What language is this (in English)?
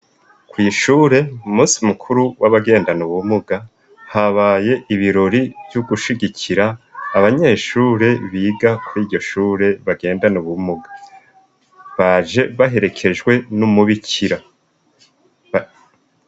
Rundi